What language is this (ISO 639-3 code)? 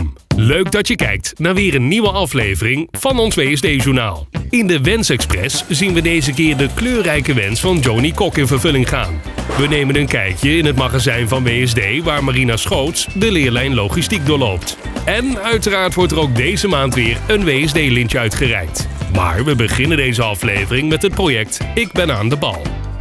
nld